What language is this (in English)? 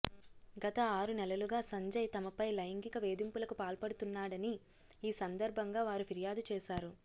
Telugu